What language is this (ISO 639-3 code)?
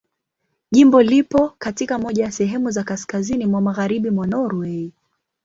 swa